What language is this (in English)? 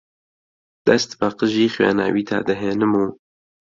Central Kurdish